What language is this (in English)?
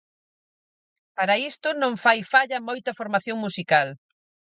Galician